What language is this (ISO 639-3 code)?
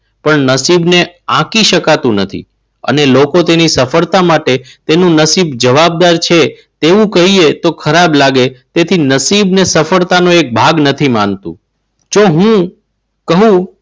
guj